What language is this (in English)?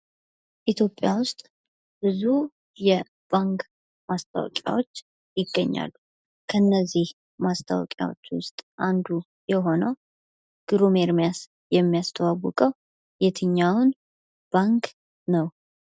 Amharic